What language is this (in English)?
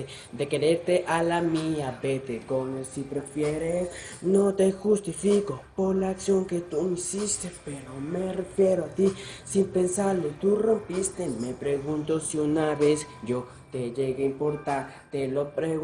Spanish